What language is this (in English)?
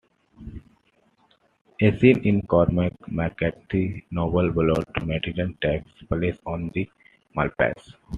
English